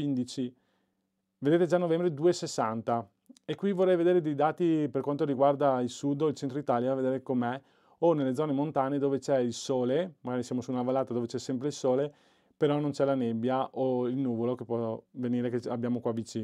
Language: Italian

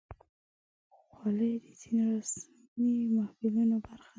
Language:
Pashto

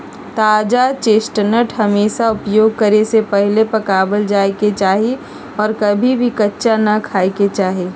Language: Magahi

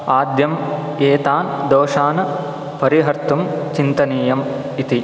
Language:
Sanskrit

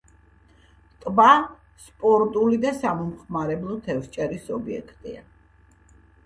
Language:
Georgian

